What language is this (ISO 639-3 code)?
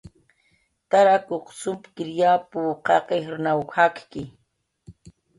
jqr